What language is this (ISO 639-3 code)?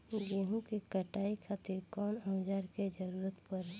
bho